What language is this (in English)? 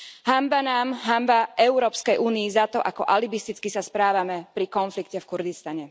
Slovak